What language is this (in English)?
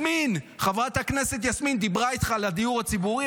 Hebrew